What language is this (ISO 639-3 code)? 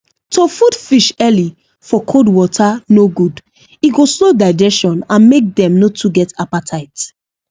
pcm